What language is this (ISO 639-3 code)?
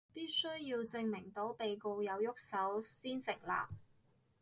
yue